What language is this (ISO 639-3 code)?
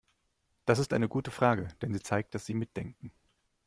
deu